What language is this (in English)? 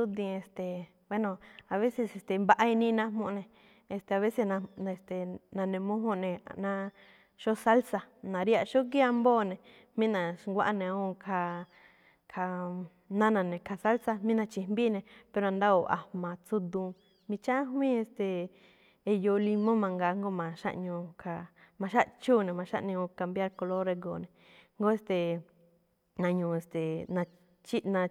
Malinaltepec Me'phaa